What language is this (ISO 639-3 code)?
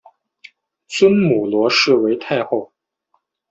zho